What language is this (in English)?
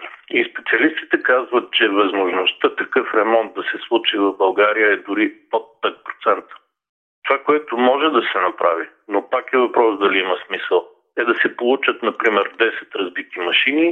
Bulgarian